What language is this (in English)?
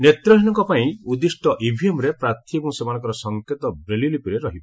Odia